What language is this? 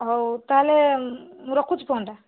Odia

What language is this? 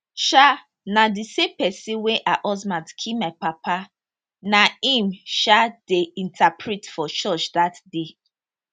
Nigerian Pidgin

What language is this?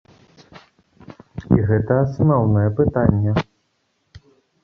Belarusian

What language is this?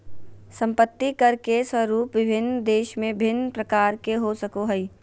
Magahi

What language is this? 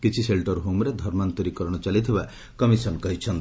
Odia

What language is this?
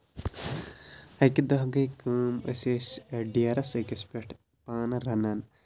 Kashmiri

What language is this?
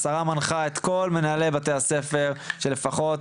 Hebrew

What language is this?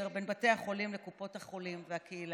Hebrew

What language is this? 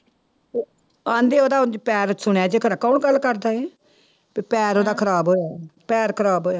Punjabi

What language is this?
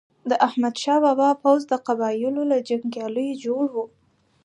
Pashto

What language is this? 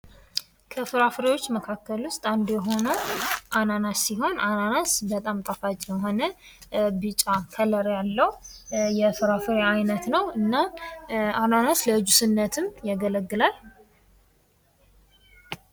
Amharic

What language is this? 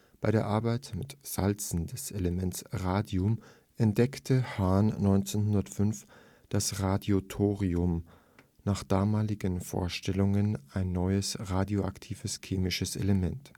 German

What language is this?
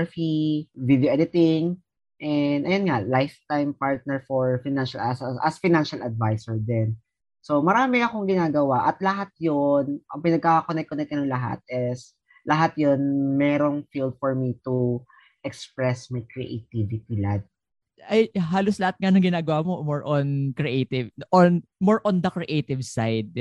Filipino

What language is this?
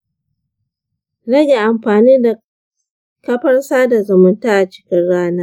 Hausa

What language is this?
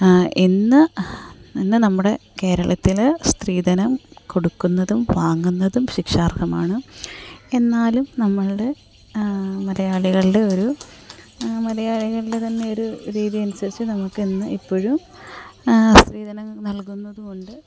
Malayalam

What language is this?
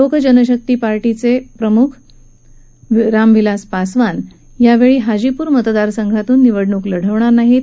Marathi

